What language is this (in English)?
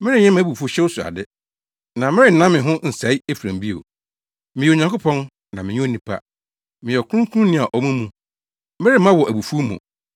Akan